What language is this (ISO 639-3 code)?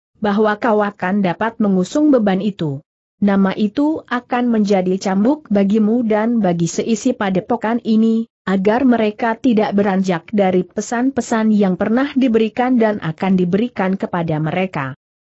ind